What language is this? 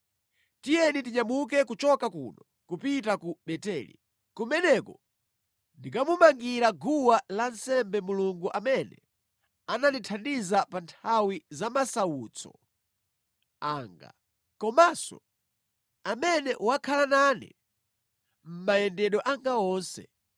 Nyanja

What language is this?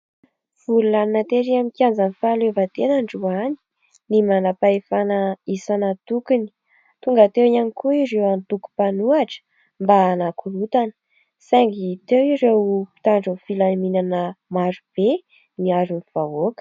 Malagasy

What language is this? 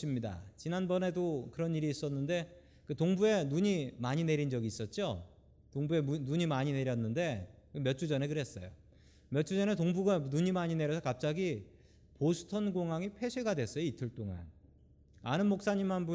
Korean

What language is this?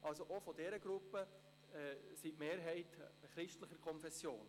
Swiss German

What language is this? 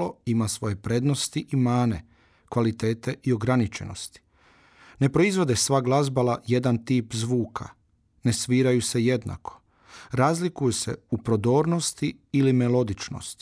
Croatian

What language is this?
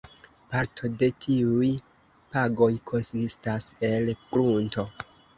Esperanto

